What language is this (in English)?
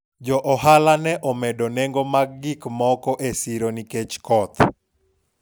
Luo (Kenya and Tanzania)